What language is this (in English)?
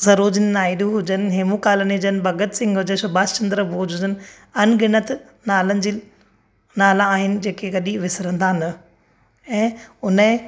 Sindhi